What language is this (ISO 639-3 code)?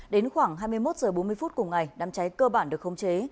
vie